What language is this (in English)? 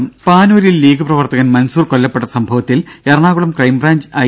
Malayalam